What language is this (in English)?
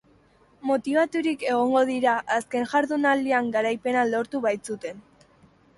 Basque